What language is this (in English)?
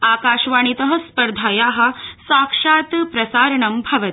Sanskrit